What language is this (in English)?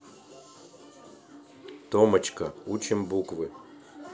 Russian